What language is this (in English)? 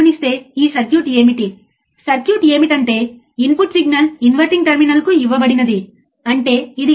Telugu